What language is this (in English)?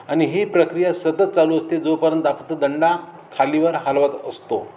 Marathi